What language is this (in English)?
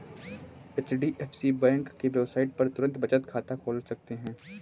Hindi